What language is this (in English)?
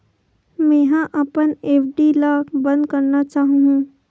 Chhattisgarhi